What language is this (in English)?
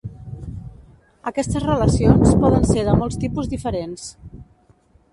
Catalan